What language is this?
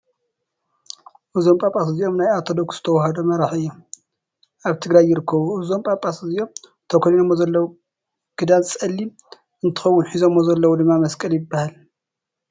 Tigrinya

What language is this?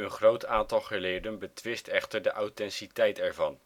Dutch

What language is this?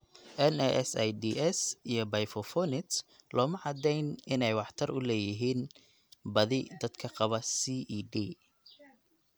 Somali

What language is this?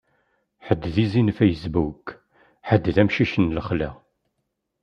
Kabyle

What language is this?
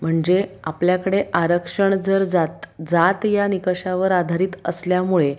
Marathi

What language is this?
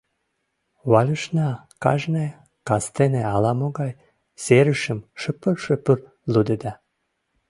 Mari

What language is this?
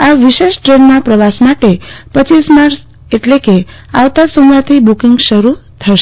Gujarati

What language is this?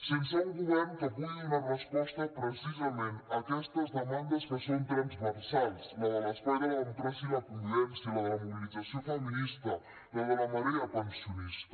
Catalan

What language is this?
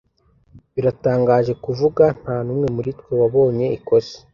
Kinyarwanda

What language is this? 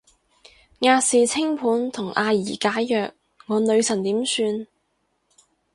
Cantonese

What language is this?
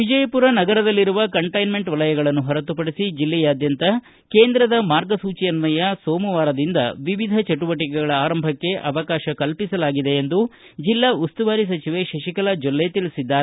Kannada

